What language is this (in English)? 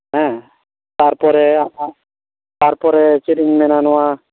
Santali